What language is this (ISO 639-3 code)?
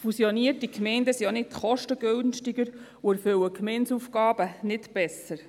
gsw